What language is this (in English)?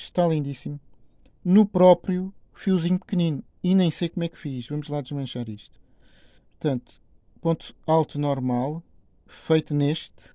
Portuguese